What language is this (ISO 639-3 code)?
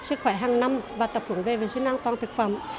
vie